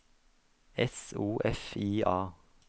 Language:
Norwegian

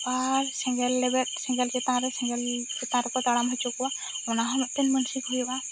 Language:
Santali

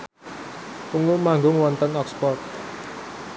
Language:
Javanese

